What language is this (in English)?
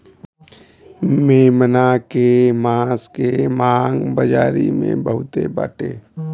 Bhojpuri